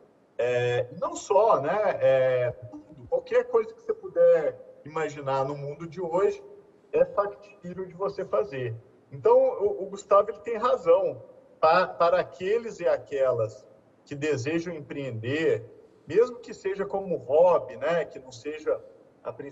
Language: Portuguese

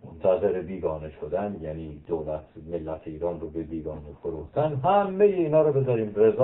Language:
Persian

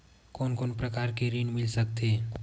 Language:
Chhattisgarhi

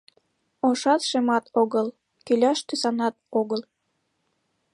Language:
Mari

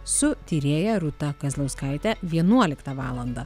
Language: Lithuanian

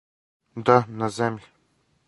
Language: Serbian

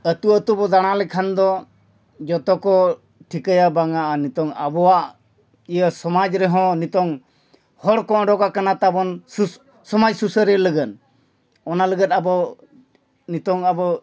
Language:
Santali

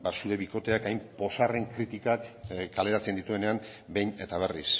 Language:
Basque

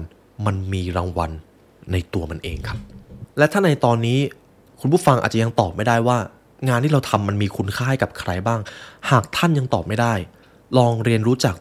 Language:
Thai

